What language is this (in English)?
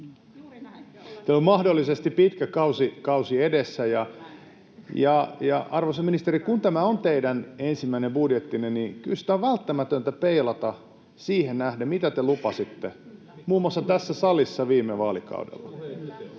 Finnish